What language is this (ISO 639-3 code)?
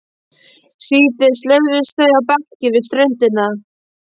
isl